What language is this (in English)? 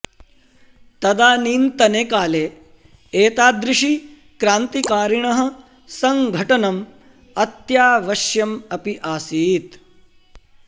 Sanskrit